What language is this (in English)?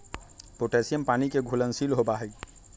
Magahi